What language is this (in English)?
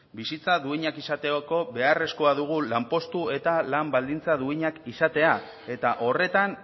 Basque